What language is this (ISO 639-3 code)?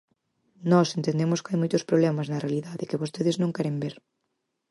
glg